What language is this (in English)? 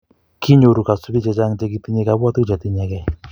Kalenjin